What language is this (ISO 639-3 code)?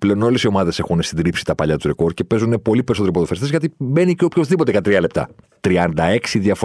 ell